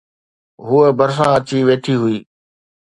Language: Sindhi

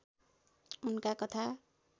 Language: Nepali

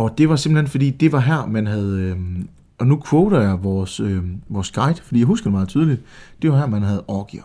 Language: Danish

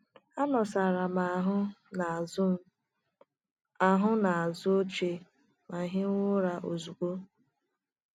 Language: Igbo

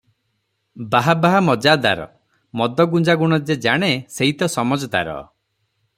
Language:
Odia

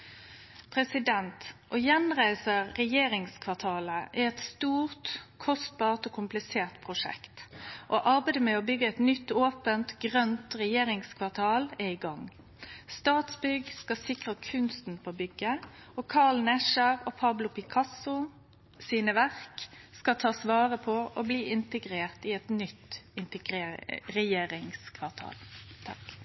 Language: Norwegian Nynorsk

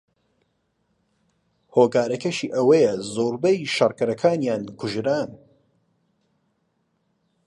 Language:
Central Kurdish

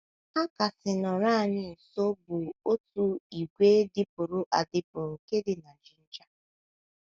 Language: Igbo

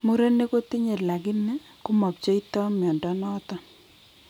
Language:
Kalenjin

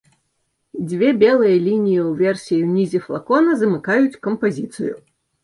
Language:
Belarusian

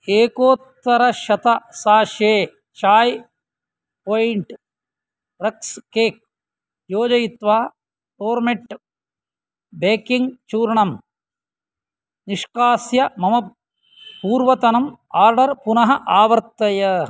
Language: Sanskrit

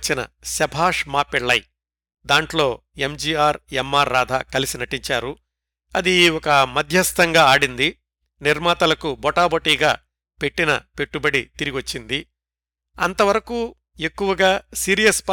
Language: Telugu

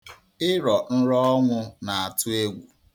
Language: Igbo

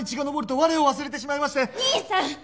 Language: Japanese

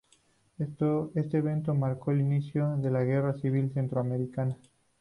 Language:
Spanish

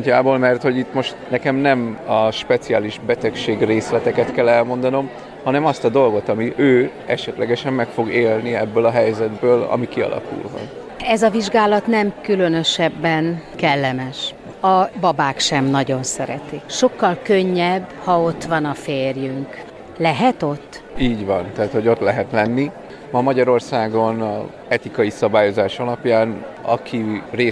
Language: Hungarian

